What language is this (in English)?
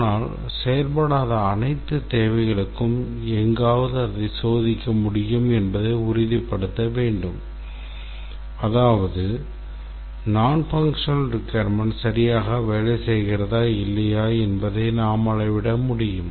Tamil